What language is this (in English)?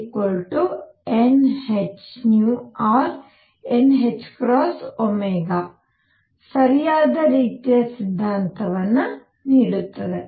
Kannada